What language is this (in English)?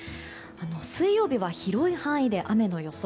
Japanese